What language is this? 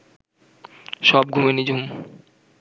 Bangla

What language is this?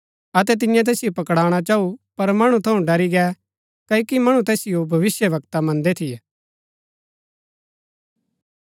Gaddi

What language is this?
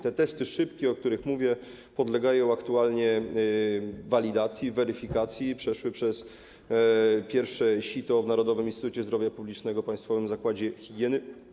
Polish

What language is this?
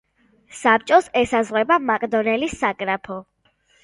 Georgian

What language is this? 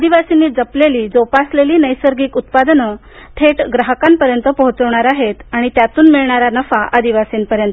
Marathi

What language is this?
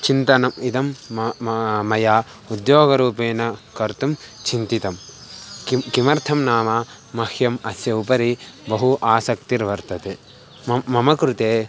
Sanskrit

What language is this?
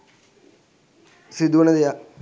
Sinhala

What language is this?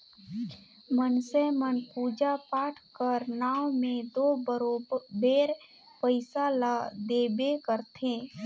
Chhattisgarhi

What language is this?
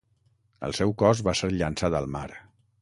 Catalan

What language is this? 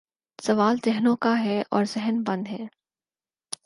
Urdu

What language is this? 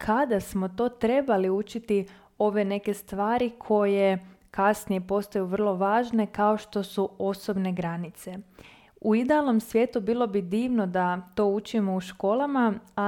Croatian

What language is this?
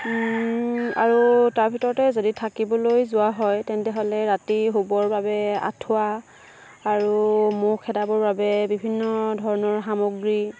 Assamese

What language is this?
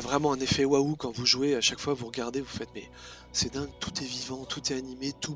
French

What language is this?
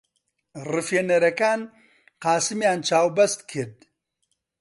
Central Kurdish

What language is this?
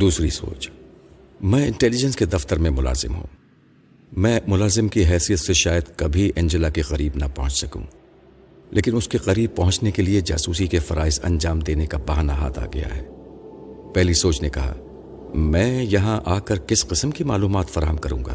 Urdu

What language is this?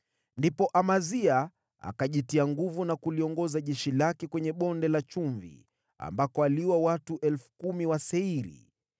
Swahili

